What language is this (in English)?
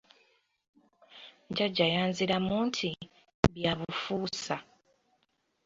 Ganda